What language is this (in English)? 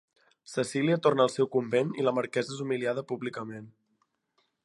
Catalan